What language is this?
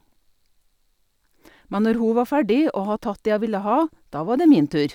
Norwegian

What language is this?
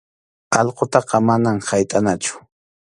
Arequipa-La Unión Quechua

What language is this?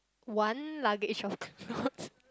English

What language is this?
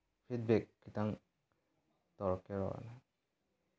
Manipuri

